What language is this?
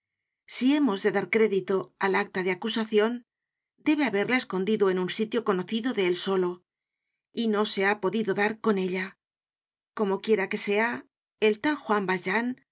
Spanish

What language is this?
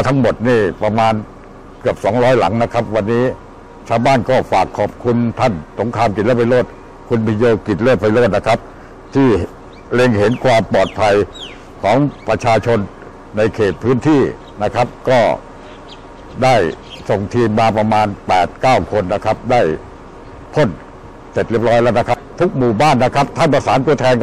Thai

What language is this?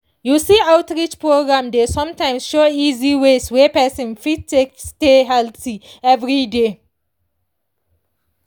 Nigerian Pidgin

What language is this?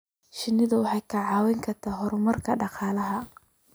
Somali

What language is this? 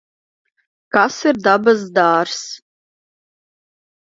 Latvian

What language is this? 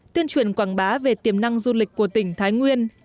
Vietnamese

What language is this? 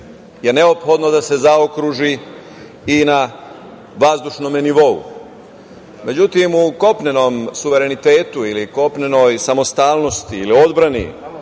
Serbian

